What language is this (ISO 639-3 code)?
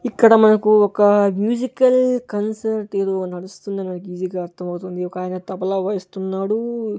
tel